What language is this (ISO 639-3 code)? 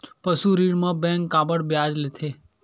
hne